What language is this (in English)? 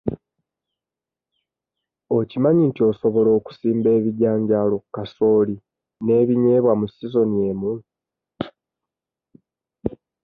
Ganda